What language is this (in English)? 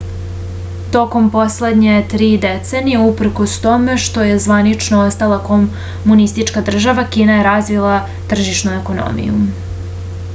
Serbian